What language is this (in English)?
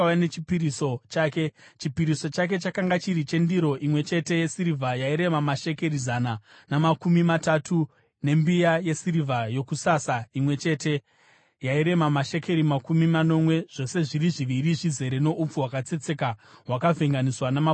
Shona